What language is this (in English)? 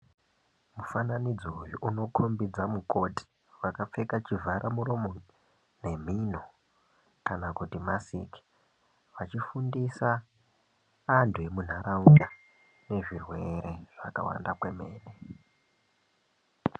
Ndau